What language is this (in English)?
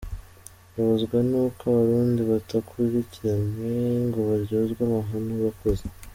Kinyarwanda